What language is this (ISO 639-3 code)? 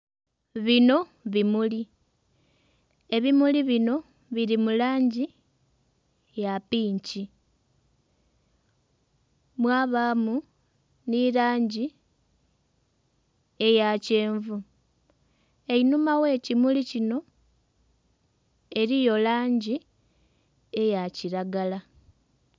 xog